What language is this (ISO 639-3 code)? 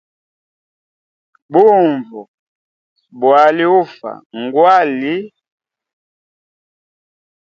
hem